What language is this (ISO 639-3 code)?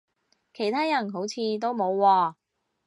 yue